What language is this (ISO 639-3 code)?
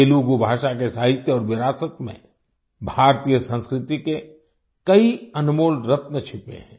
hin